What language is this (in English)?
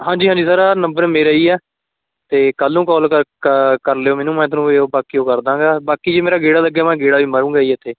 Punjabi